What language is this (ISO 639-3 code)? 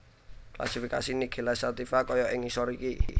jav